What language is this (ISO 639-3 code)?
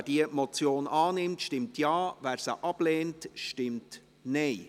gsw